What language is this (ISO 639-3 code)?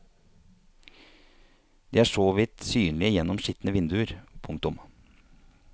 nor